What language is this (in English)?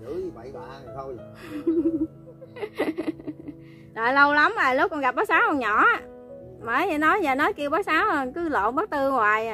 Vietnamese